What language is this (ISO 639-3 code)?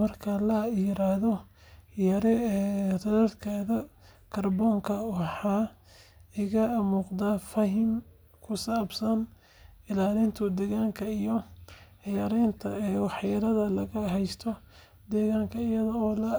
som